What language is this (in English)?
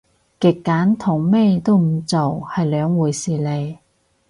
Cantonese